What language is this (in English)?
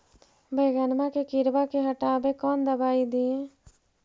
Magahi